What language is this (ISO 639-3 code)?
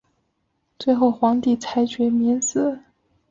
zho